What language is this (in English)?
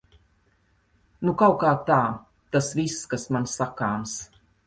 Latvian